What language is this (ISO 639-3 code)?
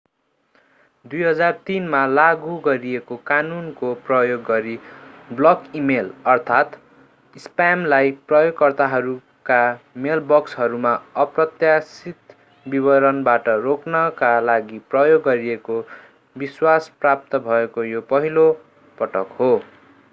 nep